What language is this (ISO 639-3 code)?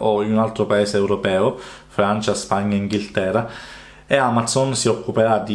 ita